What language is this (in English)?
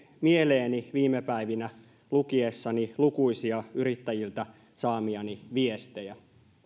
Finnish